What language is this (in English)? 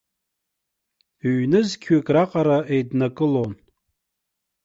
Abkhazian